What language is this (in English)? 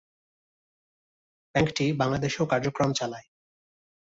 Bangla